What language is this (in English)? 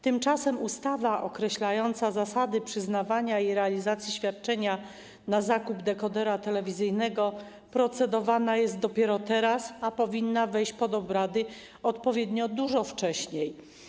Polish